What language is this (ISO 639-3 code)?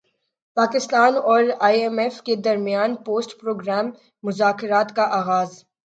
urd